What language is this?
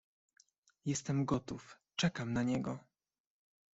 Polish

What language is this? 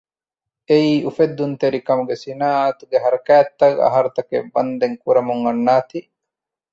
Divehi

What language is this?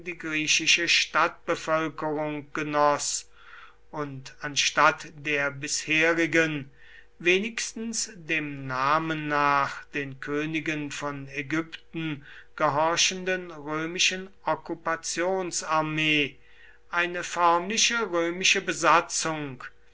German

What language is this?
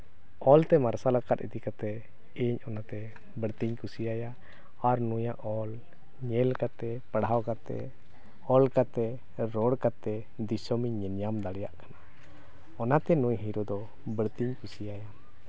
Santali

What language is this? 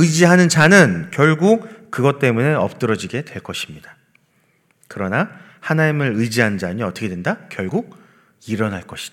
Korean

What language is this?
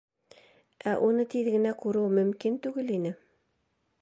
Bashkir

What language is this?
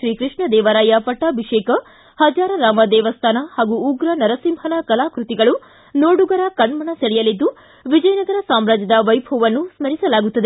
Kannada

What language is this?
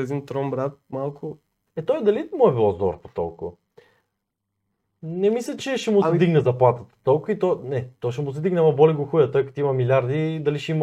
Bulgarian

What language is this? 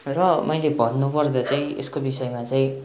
Nepali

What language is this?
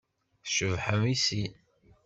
Kabyle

